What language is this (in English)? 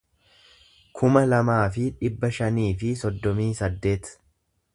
Oromo